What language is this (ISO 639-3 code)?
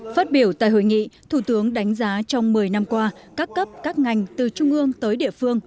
vie